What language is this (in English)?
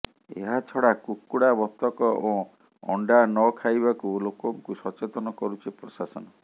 Odia